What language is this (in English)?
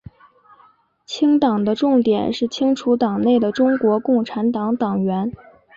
Chinese